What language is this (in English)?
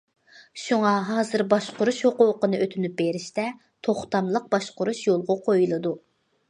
Uyghur